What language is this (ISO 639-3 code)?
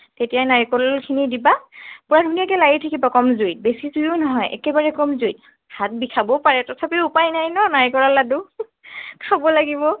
asm